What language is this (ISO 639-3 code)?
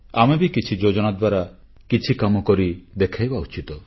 ori